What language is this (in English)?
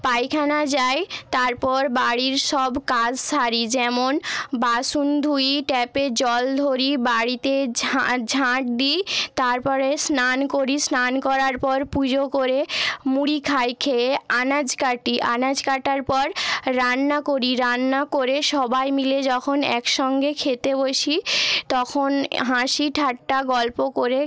Bangla